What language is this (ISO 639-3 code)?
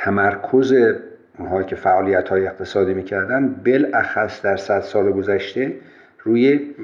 fas